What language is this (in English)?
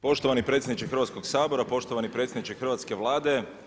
Croatian